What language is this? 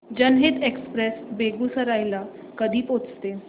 Marathi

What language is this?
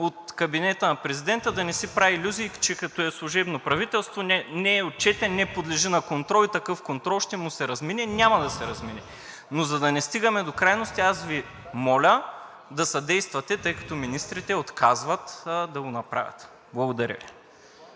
Bulgarian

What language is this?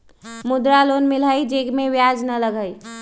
Magahi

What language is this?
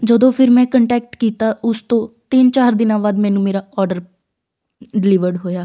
Punjabi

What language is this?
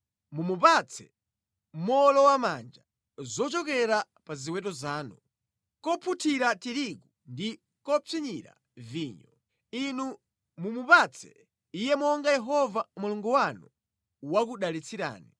Nyanja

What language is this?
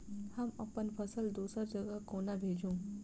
Maithili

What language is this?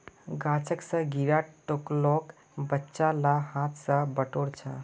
Magahi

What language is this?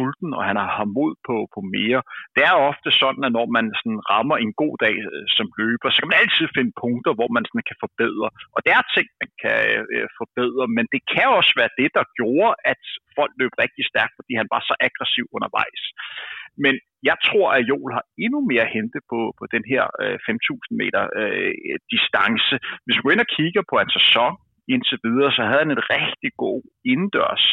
Danish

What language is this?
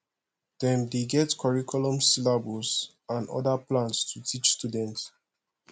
Nigerian Pidgin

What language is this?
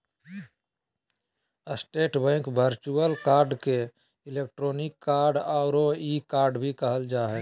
Magahi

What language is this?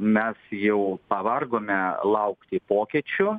Lithuanian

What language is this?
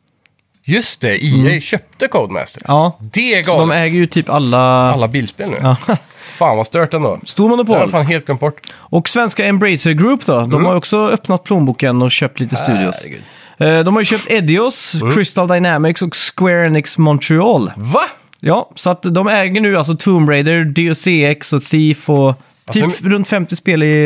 Swedish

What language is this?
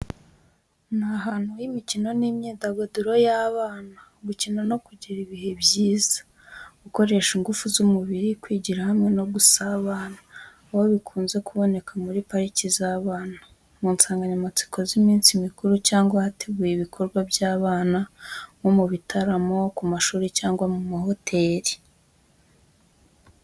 Kinyarwanda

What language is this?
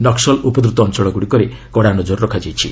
Odia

